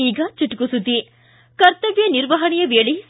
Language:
Kannada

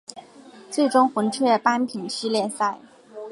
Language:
Chinese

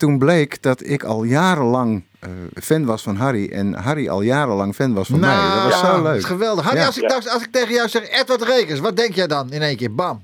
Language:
Dutch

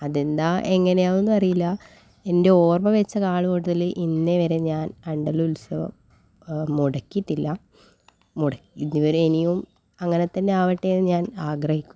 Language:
Malayalam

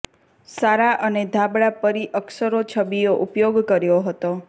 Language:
Gujarati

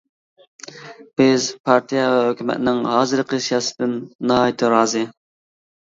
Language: Uyghur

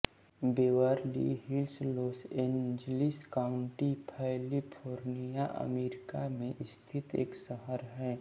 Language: Hindi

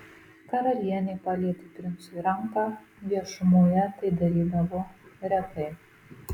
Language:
Lithuanian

